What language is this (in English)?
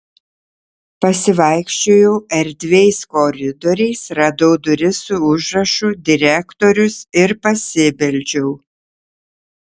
Lithuanian